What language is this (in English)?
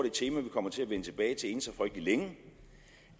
Danish